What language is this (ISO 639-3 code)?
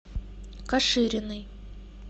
rus